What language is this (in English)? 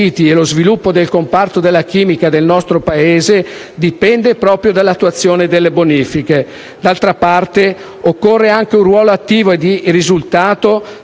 Italian